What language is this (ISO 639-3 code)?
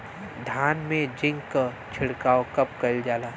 bho